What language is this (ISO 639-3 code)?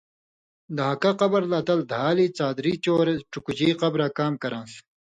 mvy